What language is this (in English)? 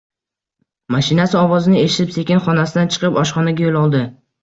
Uzbek